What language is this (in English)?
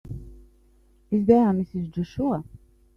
English